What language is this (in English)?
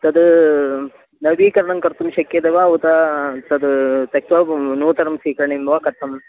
Sanskrit